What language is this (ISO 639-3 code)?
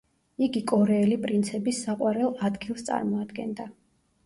kat